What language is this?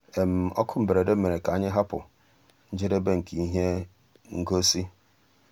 Igbo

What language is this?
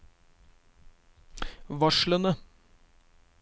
Norwegian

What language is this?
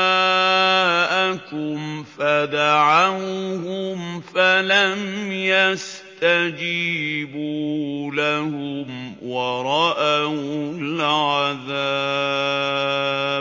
Arabic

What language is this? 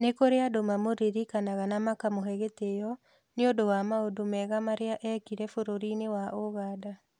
Kikuyu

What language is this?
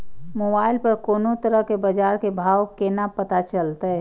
Maithili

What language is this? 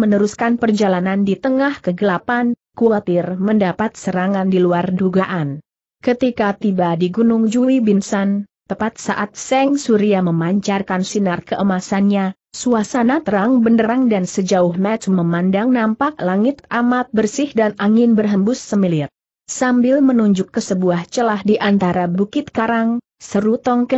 Indonesian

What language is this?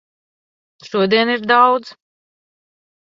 Latvian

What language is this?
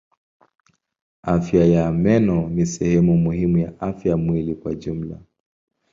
Swahili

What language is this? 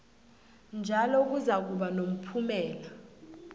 South Ndebele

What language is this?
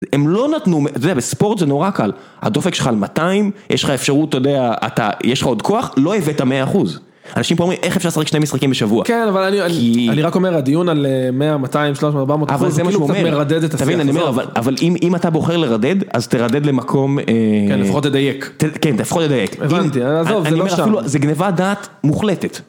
Hebrew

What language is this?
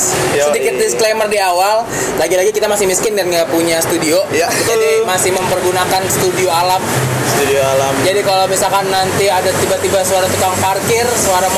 Indonesian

